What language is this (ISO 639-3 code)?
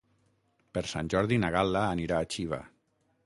cat